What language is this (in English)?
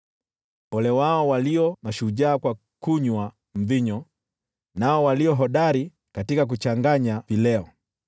Swahili